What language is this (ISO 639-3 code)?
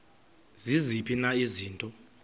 xho